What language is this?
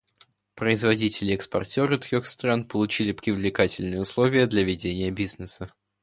Russian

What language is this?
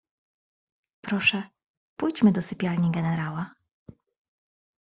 Polish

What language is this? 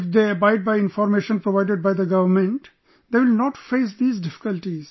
English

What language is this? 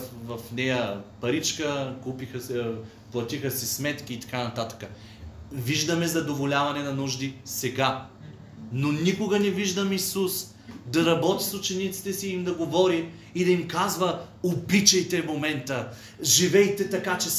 Bulgarian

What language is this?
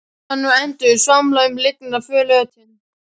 Icelandic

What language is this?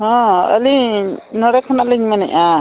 Santali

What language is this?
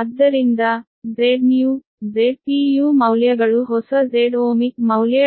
Kannada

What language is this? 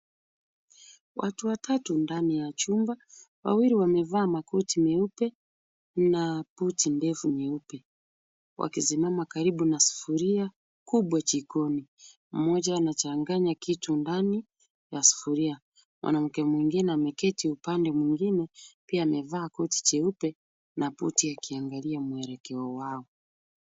Swahili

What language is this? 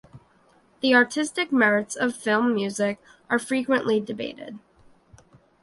English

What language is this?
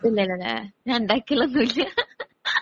Malayalam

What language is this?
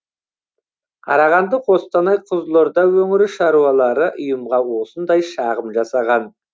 Kazakh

